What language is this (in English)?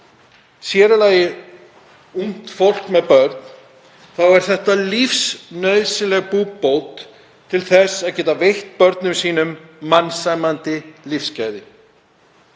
Icelandic